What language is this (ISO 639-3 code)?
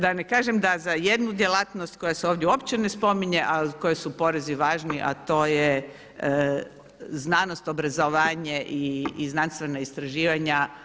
hrv